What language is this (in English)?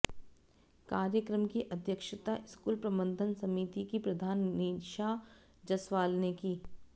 Hindi